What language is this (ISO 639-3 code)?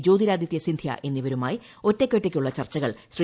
mal